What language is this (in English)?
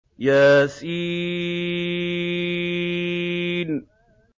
Arabic